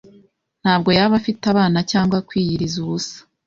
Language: Kinyarwanda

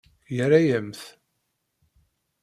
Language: Kabyle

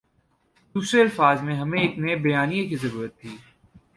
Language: Urdu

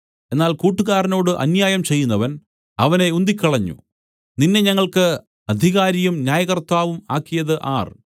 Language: Malayalam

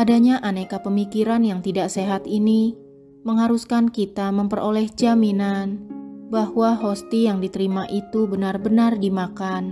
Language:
Indonesian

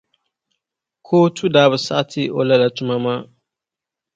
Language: Dagbani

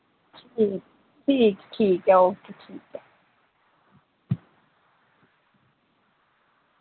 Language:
Dogri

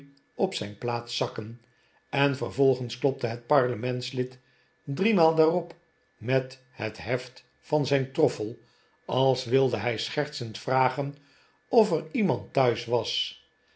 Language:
Dutch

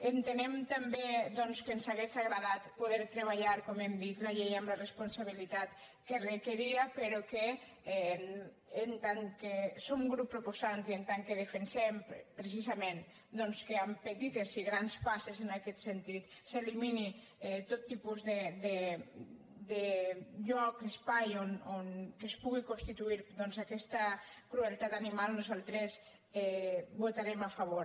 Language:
Catalan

